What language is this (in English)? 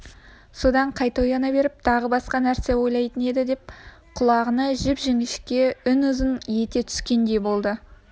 Kazakh